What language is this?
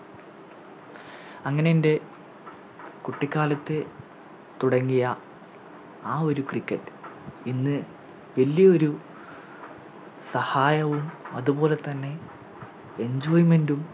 Malayalam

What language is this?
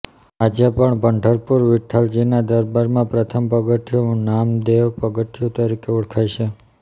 Gujarati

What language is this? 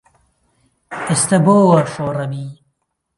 Central Kurdish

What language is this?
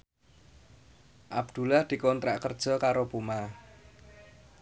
Javanese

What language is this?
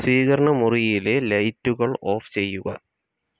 Malayalam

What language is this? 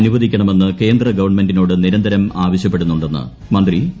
Malayalam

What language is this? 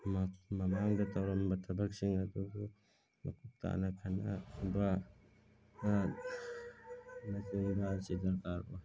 Manipuri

